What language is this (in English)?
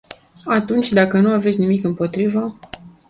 Romanian